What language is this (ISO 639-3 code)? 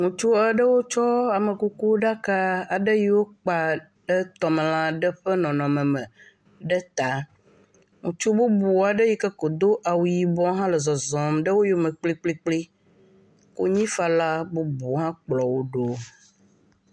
ewe